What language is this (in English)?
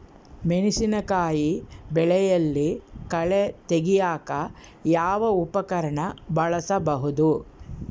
Kannada